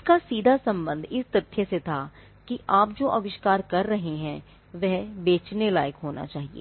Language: Hindi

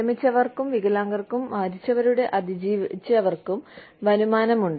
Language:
Malayalam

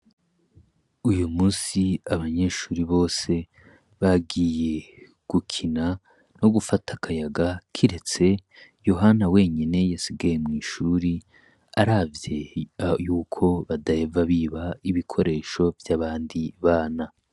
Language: Rundi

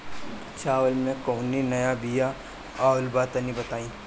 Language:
Bhojpuri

